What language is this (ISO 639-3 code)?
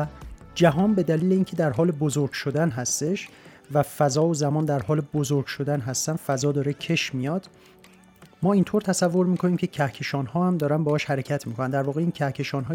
fas